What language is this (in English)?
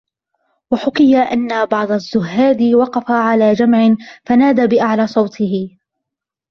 Arabic